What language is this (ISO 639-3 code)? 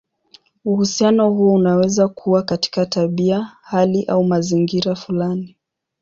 swa